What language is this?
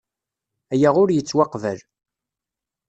Kabyle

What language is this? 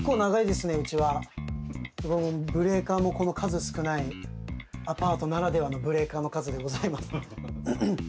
Japanese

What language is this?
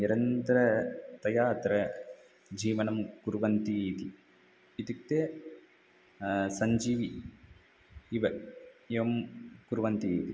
Sanskrit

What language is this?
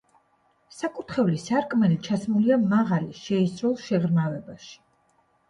Georgian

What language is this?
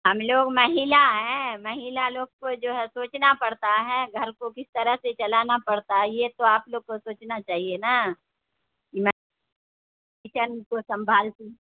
Urdu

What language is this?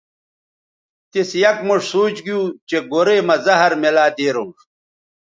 Bateri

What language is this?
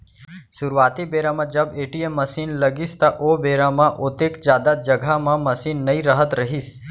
Chhattisgarhi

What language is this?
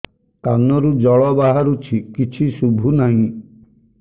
Odia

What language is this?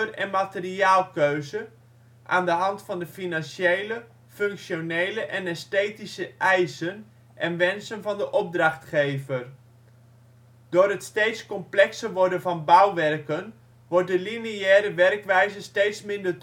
Dutch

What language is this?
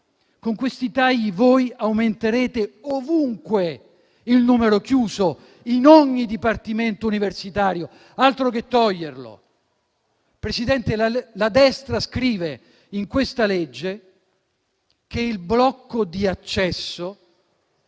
Italian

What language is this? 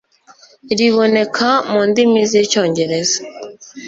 Kinyarwanda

